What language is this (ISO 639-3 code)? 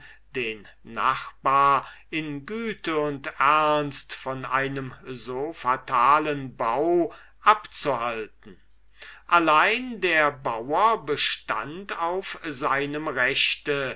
deu